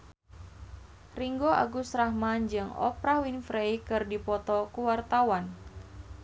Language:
Sundanese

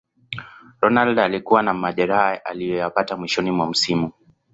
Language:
Swahili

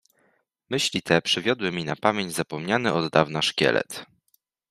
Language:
Polish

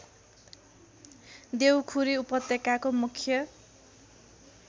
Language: Nepali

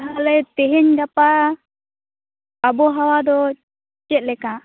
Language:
Santali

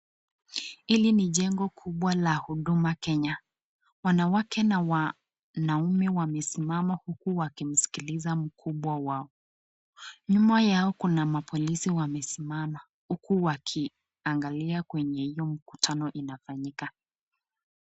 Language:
Swahili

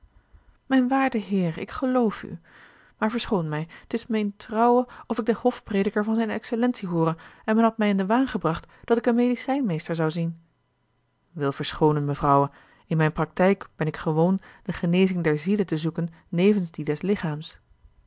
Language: Dutch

